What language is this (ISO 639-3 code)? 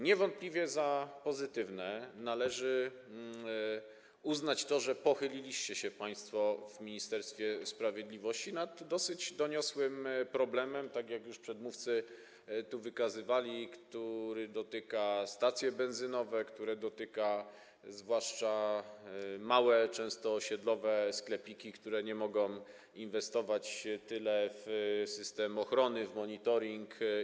pol